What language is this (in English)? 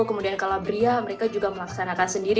Indonesian